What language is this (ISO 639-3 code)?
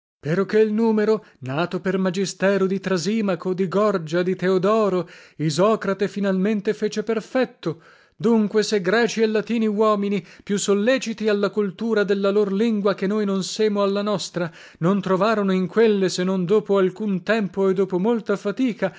ita